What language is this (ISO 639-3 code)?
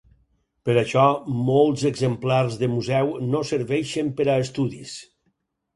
cat